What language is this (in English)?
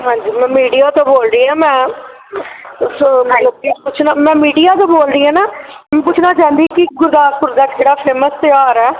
Punjabi